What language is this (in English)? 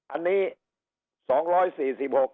Thai